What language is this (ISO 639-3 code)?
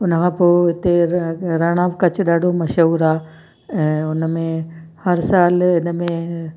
snd